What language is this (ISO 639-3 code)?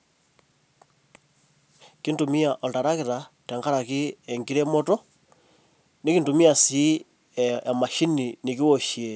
mas